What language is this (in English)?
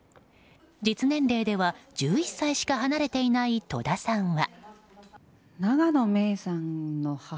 Japanese